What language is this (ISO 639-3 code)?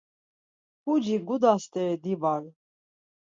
lzz